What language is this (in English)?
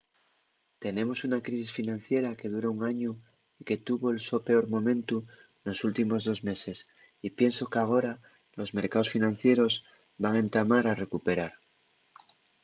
Asturian